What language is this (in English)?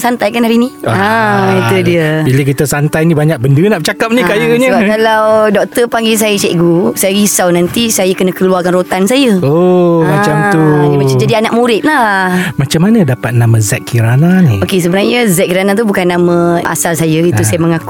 Malay